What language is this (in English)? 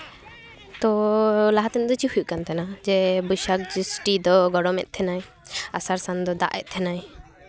Santali